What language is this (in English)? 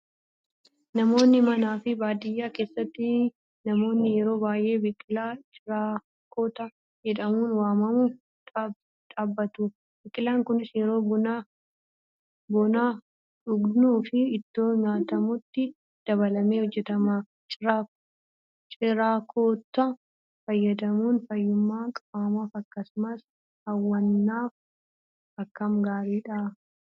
Oromo